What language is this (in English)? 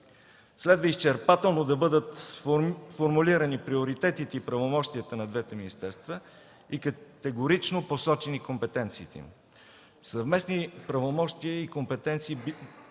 Bulgarian